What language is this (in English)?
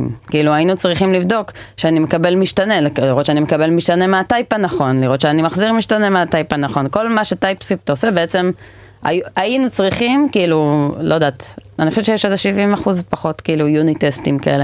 Hebrew